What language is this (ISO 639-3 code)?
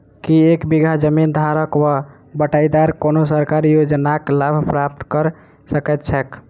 mai